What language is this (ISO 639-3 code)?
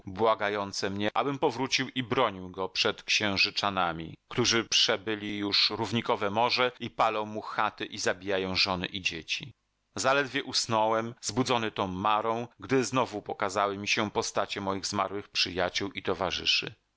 pol